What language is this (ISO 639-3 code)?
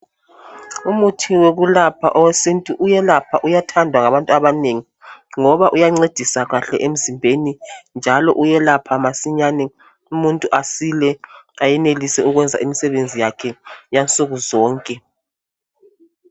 nde